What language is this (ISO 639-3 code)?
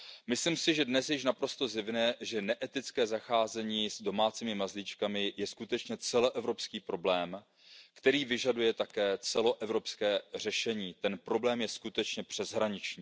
ces